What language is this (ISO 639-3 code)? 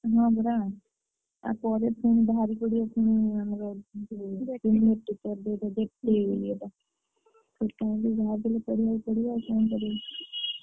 ori